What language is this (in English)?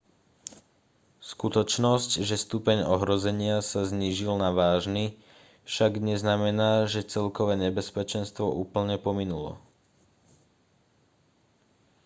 Slovak